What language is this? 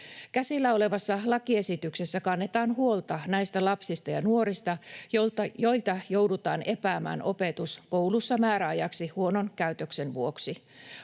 Finnish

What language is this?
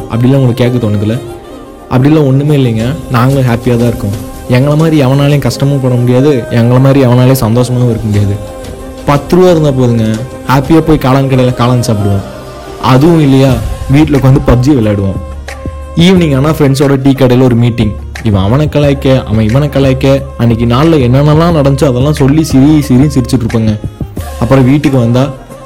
Tamil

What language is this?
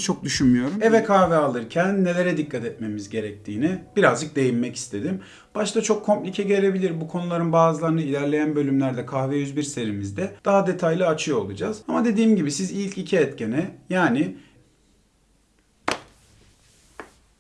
Turkish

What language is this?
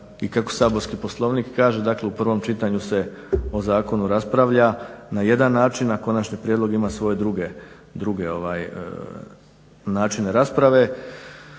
Croatian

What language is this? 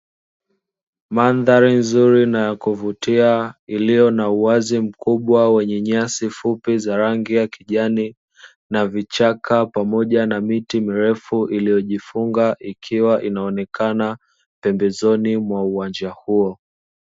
Swahili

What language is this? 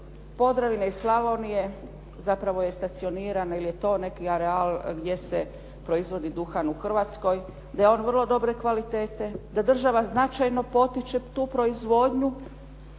Croatian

